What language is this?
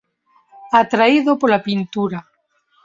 Galician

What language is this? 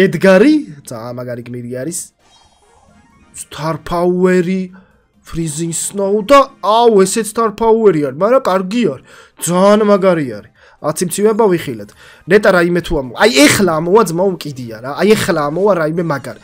Polish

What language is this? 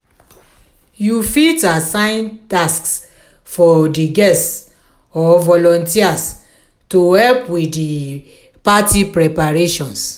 Nigerian Pidgin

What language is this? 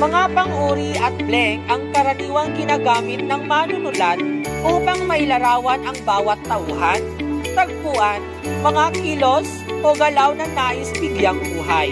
Filipino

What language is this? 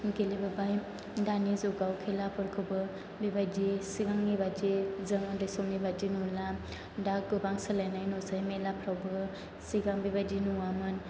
Bodo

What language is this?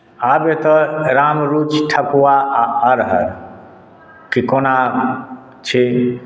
Maithili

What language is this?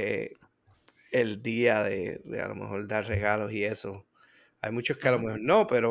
Spanish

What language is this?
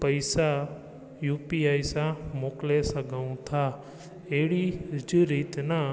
Sindhi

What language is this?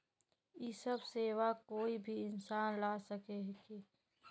Magahi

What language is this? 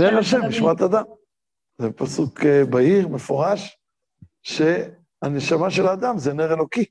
Hebrew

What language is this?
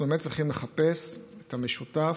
Hebrew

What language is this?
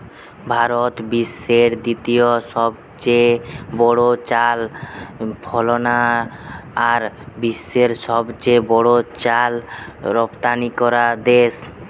Bangla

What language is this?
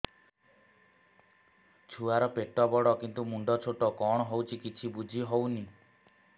Odia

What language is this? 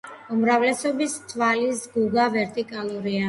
Georgian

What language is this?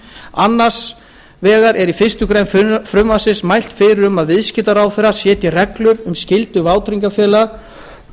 Icelandic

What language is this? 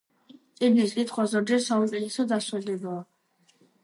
Georgian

